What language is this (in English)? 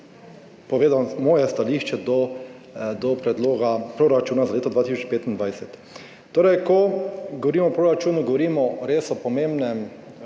Slovenian